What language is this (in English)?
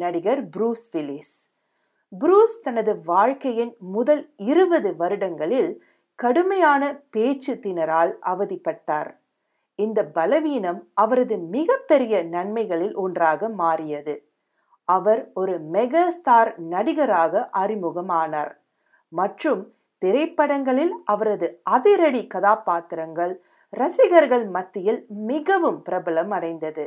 Tamil